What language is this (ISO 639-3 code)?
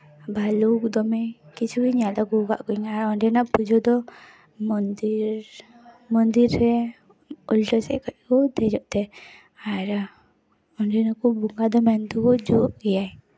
sat